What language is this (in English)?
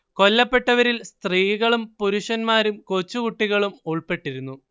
Malayalam